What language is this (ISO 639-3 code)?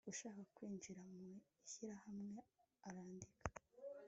kin